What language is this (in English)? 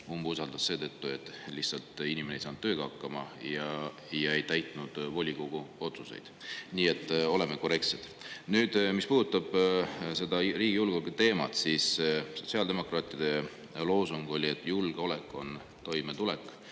Estonian